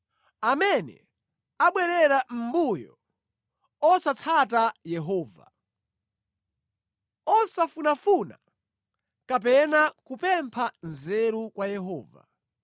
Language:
Nyanja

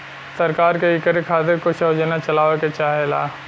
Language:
Bhojpuri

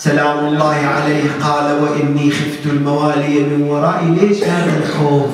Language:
Arabic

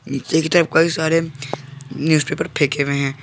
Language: Hindi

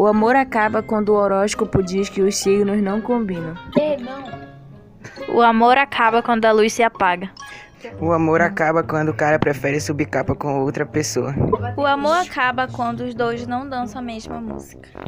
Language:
Portuguese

